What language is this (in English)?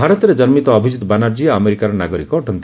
Odia